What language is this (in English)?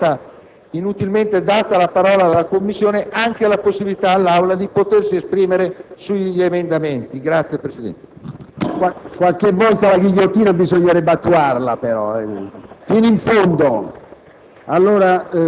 Italian